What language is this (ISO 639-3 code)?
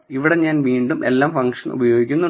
mal